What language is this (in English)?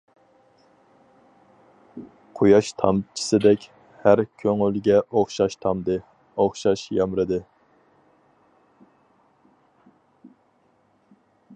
Uyghur